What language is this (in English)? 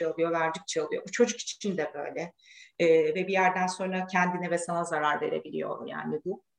Turkish